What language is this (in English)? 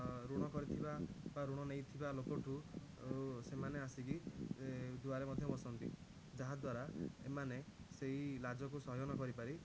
Odia